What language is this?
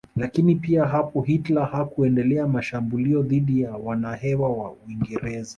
Swahili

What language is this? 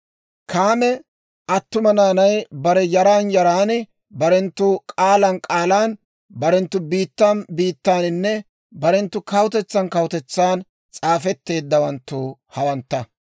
Dawro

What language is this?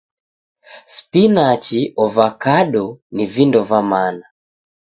Taita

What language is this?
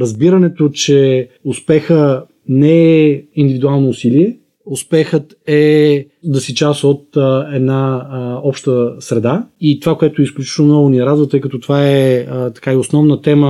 Bulgarian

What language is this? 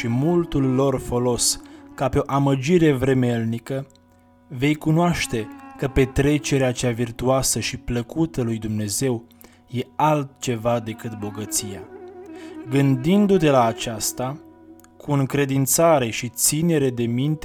Romanian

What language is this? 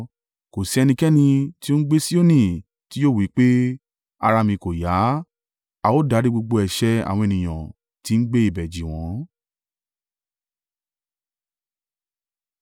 Yoruba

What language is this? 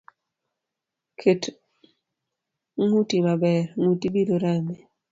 Luo (Kenya and Tanzania)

